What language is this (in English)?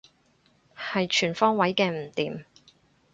Cantonese